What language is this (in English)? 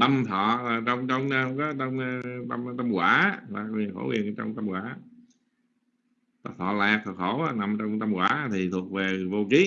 Vietnamese